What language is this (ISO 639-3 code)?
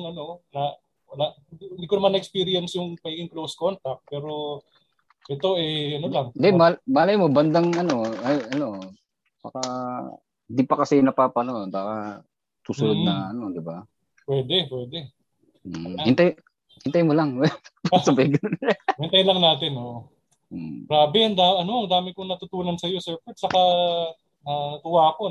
fil